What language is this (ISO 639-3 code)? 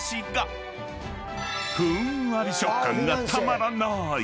jpn